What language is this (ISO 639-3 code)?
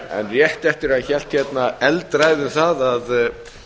isl